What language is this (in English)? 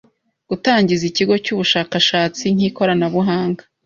Kinyarwanda